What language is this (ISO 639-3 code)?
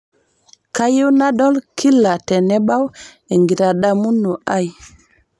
mas